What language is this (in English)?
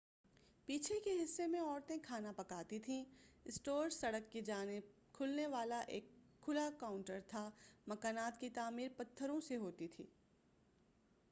Urdu